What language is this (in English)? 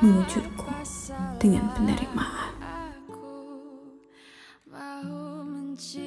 Malay